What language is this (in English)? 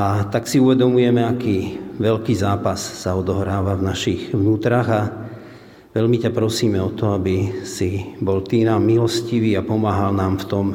Slovak